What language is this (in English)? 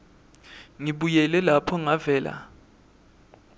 Swati